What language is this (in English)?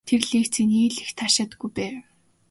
Mongolian